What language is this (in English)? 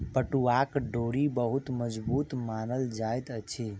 Maithili